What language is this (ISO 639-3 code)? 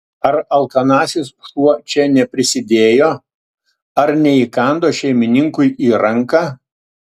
lit